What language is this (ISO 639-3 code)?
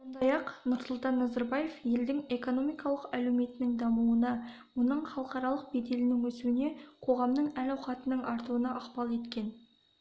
kaz